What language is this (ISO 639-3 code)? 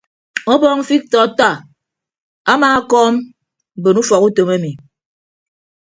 ibb